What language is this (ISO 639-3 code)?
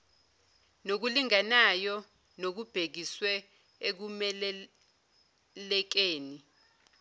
zul